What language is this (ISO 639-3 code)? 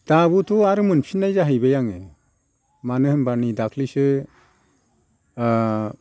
brx